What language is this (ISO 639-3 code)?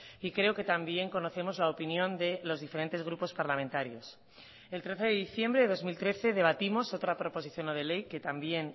spa